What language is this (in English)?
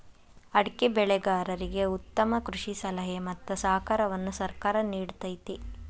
Kannada